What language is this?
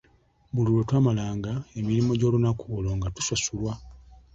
Ganda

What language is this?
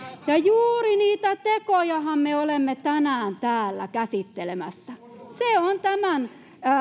Finnish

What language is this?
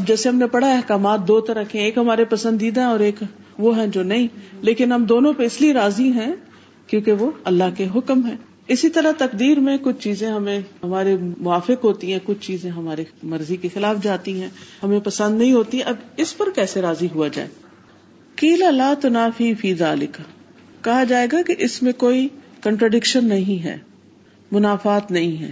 Urdu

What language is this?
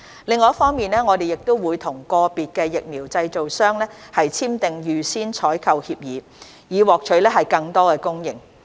Cantonese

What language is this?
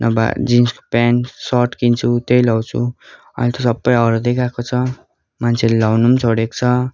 Nepali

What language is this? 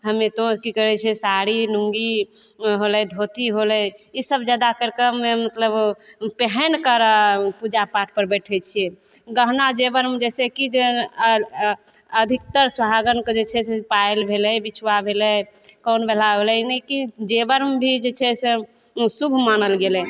Maithili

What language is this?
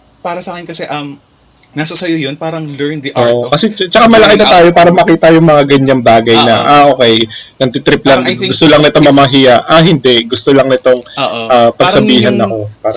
Filipino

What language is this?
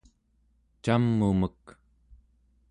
Central Yupik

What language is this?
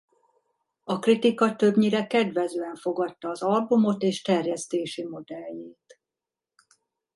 Hungarian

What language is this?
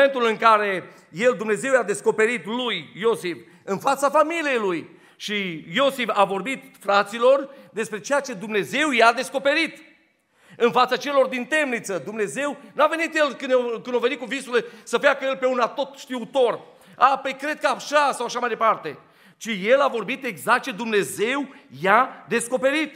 Romanian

